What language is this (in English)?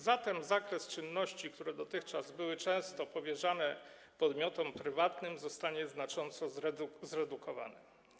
Polish